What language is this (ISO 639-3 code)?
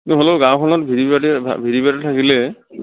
asm